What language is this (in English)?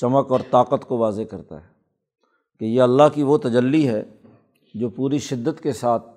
Urdu